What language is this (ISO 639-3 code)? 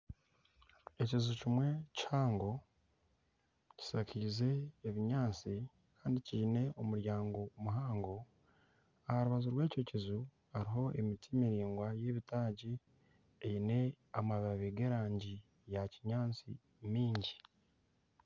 nyn